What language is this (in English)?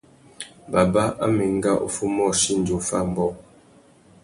Tuki